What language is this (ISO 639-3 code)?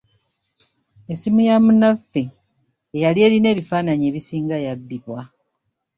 lug